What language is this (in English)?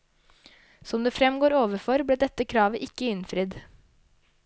Norwegian